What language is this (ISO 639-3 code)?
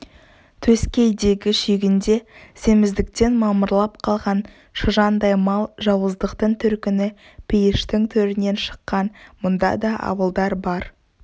kaz